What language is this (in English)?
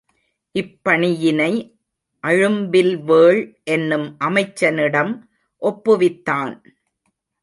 Tamil